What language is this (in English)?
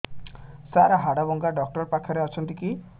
Odia